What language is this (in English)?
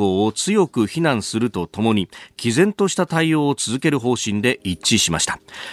Japanese